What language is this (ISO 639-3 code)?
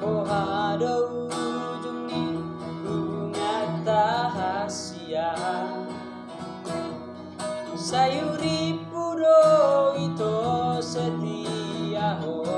ind